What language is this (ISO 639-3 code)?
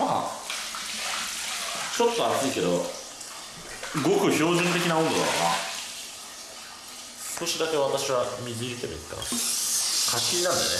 jpn